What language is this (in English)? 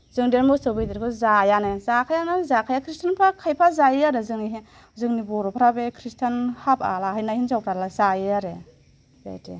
Bodo